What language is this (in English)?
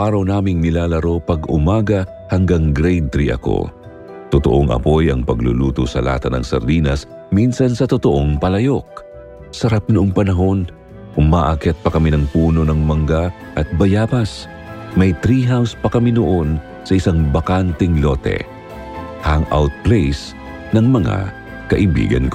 Filipino